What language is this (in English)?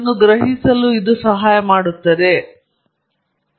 Kannada